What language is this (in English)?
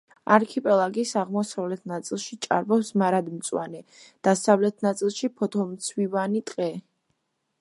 Georgian